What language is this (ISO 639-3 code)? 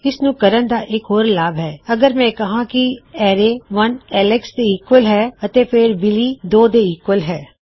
pan